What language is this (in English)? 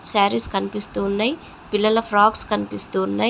Telugu